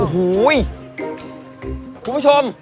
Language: Thai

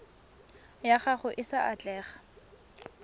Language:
Tswana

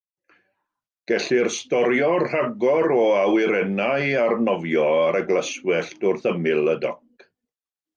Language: Welsh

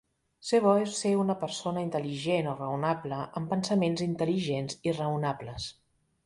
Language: Catalan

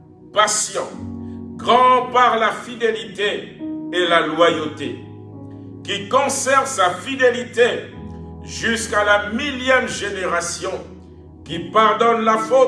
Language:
French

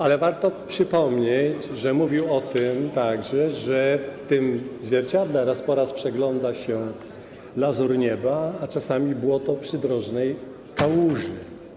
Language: Polish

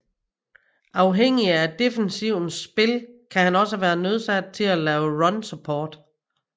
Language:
Danish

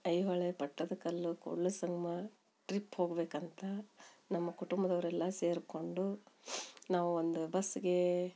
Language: Kannada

